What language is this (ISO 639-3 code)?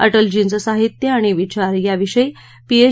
mar